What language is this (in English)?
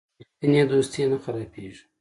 Pashto